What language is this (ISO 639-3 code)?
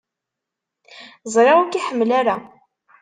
kab